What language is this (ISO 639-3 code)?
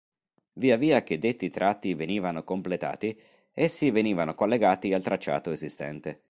ita